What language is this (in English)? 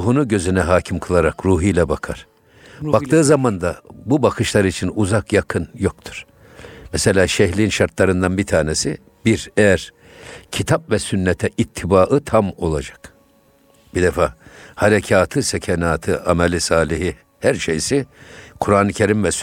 Turkish